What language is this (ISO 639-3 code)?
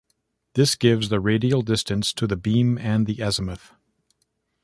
eng